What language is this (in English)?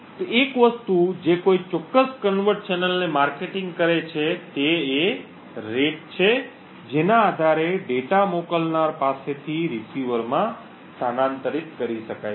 Gujarati